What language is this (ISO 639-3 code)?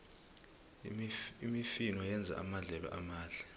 nbl